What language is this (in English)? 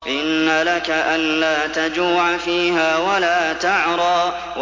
Arabic